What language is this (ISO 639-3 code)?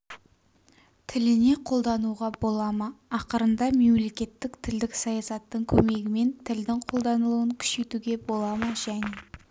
kaz